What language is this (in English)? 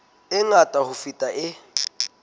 Southern Sotho